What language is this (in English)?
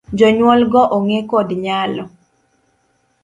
Luo (Kenya and Tanzania)